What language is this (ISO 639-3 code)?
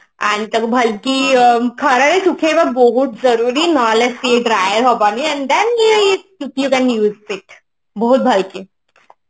ori